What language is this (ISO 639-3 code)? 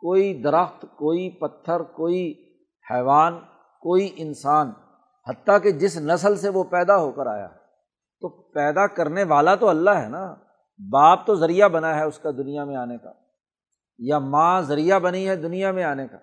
urd